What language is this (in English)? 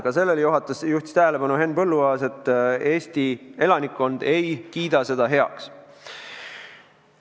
Estonian